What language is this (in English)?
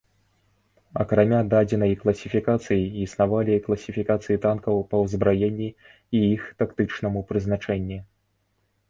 Belarusian